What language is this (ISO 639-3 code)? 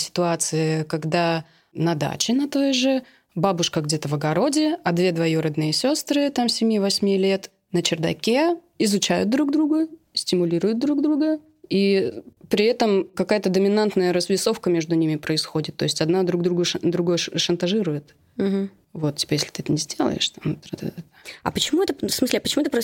rus